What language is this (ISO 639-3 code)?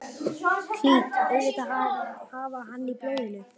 isl